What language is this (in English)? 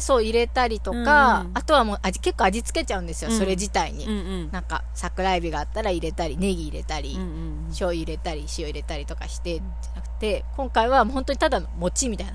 Japanese